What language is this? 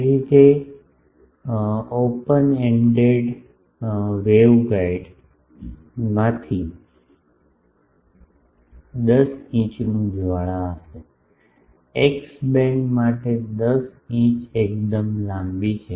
Gujarati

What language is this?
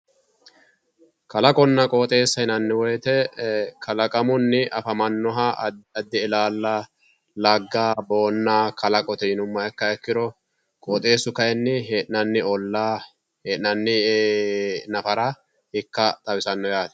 Sidamo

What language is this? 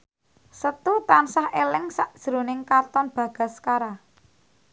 Javanese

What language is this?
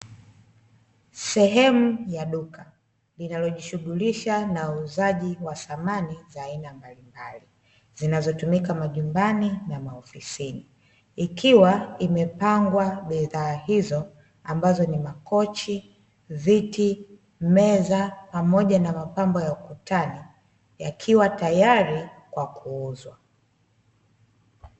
Swahili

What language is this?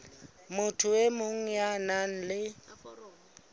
Southern Sotho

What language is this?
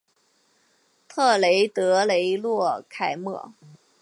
Chinese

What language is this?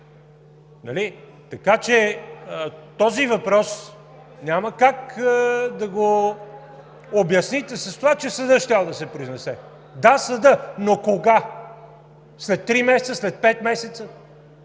Bulgarian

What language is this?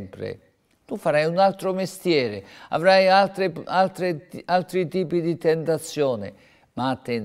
Italian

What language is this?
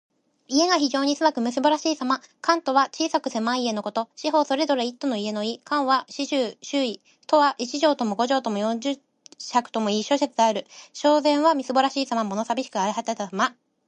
Japanese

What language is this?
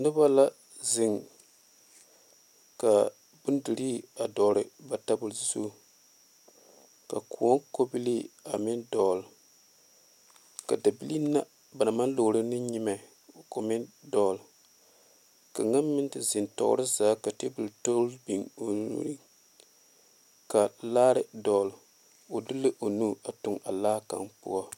Southern Dagaare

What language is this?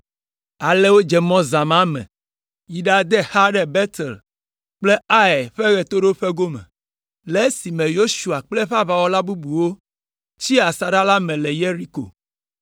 Ewe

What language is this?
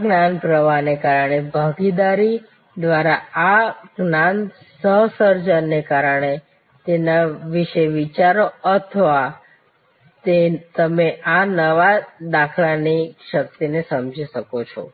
Gujarati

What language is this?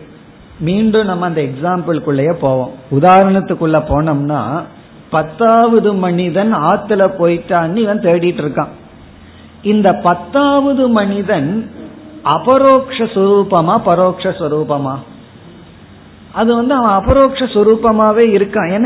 Tamil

